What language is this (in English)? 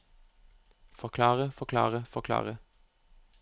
Norwegian